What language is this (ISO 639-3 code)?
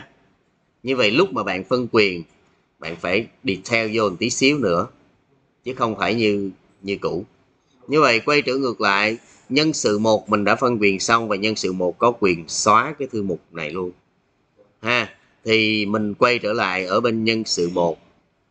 vie